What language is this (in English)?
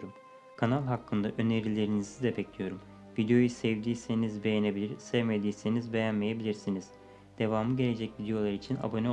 Turkish